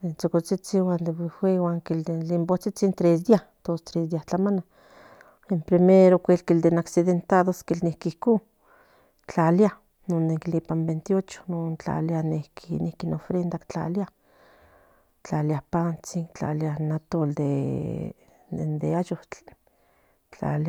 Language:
Central Nahuatl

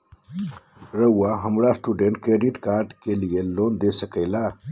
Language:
Magahi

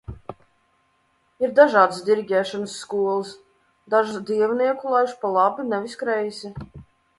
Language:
Latvian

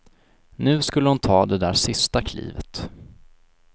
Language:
Swedish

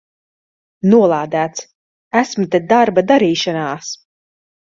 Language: Latvian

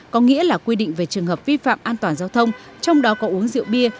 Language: Vietnamese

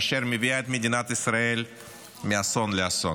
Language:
Hebrew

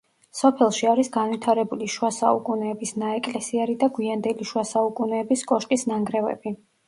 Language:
Georgian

